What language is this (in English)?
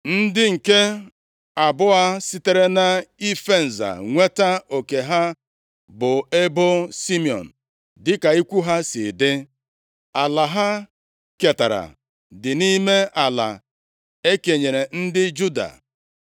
Igbo